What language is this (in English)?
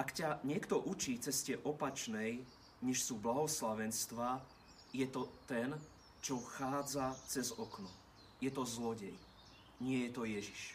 Slovak